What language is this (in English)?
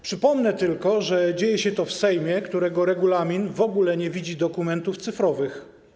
Polish